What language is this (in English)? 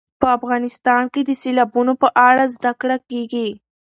Pashto